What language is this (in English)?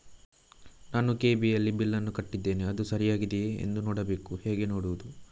Kannada